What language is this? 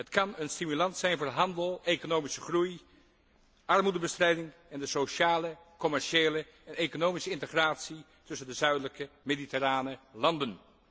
Dutch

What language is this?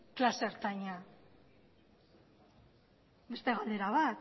Basque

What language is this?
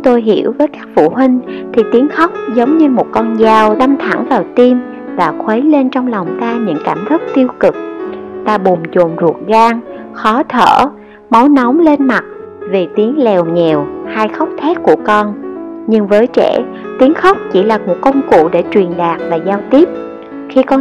Vietnamese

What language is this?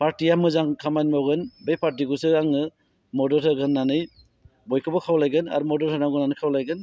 Bodo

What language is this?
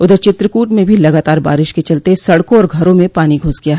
Hindi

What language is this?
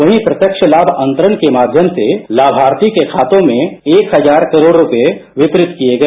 Hindi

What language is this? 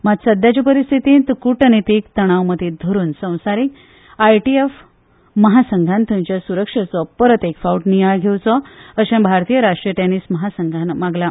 Konkani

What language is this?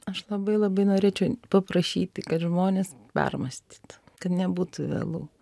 Lithuanian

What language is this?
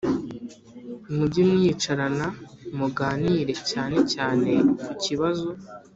Kinyarwanda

